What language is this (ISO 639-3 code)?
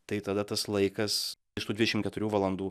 lit